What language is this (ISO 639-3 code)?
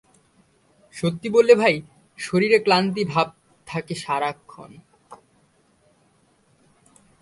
ben